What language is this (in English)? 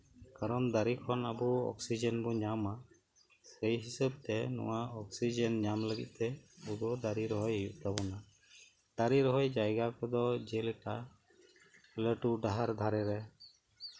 Santali